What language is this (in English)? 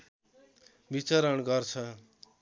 Nepali